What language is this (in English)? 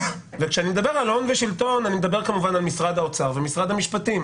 Hebrew